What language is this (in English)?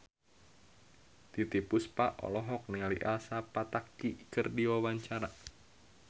Sundanese